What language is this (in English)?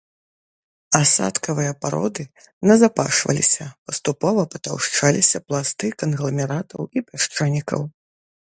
Belarusian